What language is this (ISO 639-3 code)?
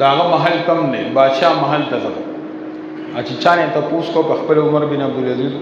ara